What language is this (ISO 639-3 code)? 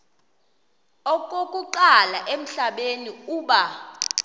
xho